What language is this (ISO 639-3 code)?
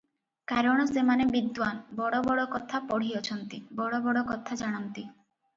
ori